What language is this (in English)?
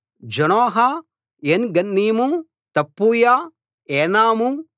Telugu